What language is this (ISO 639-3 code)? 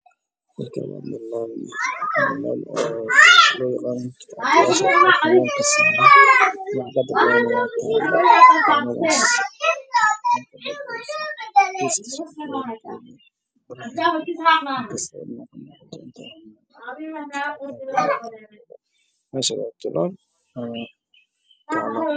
som